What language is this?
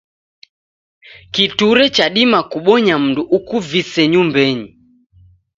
Taita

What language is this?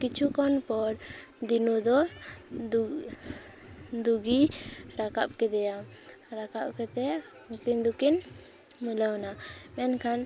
Santali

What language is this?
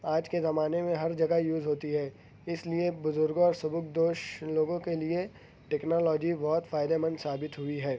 Urdu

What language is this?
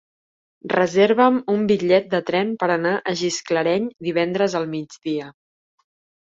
Catalan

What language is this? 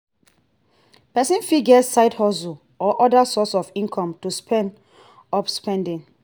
Nigerian Pidgin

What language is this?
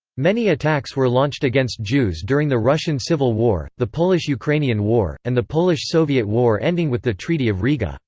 English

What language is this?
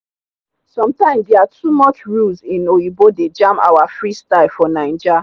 Nigerian Pidgin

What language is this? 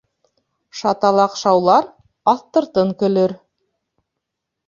Bashkir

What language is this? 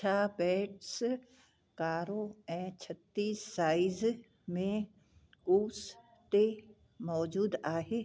Sindhi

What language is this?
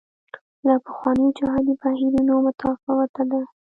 Pashto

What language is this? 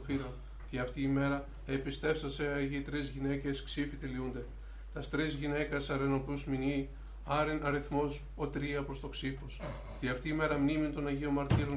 Greek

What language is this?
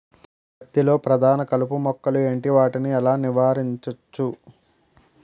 Telugu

